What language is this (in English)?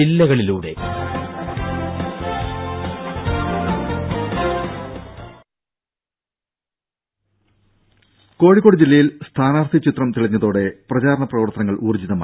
Malayalam